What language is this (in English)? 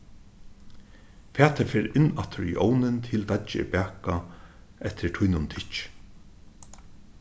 Faroese